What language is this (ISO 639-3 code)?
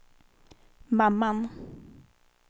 swe